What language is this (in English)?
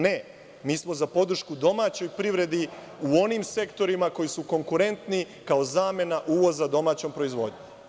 Serbian